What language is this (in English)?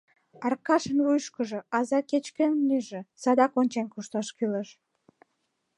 Mari